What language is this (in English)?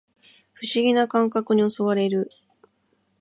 Japanese